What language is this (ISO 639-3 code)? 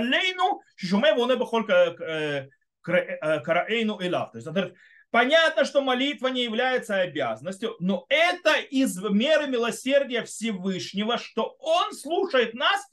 rus